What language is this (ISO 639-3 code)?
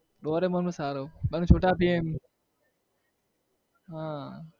guj